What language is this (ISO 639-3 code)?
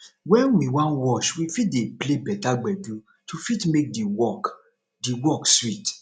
pcm